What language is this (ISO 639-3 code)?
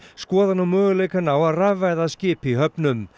isl